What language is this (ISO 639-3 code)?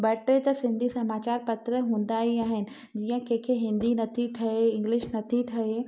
snd